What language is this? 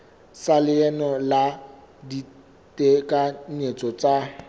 Southern Sotho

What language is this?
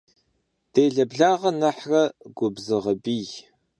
Kabardian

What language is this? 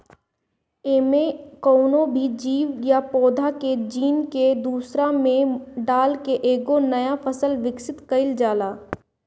Bhojpuri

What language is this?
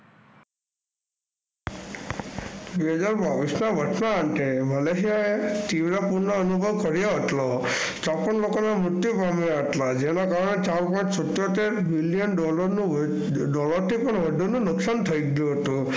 Gujarati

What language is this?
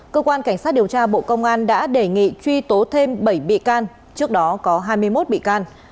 Vietnamese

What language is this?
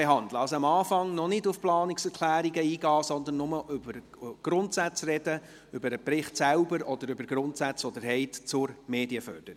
Swiss German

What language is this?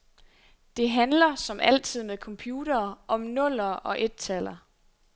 Danish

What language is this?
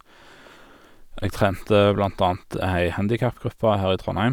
Norwegian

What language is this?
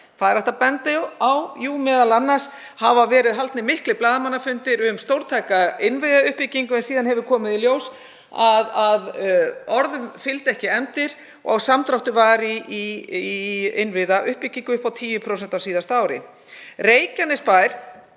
Icelandic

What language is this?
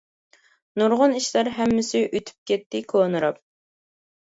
Uyghur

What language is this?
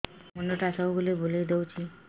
Odia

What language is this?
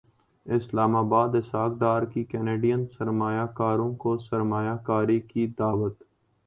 Urdu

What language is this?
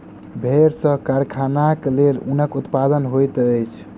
Maithili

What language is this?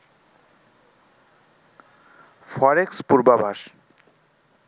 Bangla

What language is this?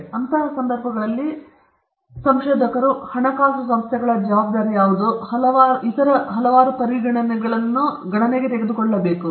Kannada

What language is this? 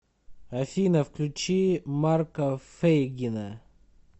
Russian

